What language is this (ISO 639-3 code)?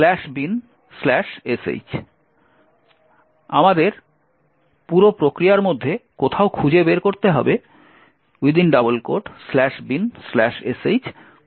ben